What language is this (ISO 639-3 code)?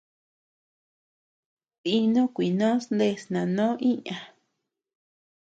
cux